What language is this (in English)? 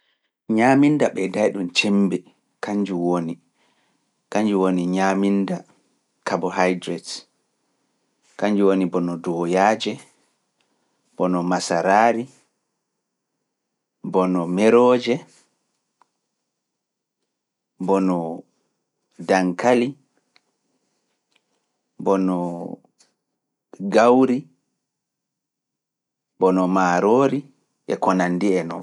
Fula